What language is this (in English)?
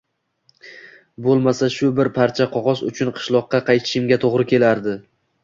Uzbek